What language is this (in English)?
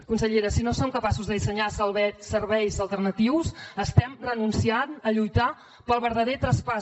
Catalan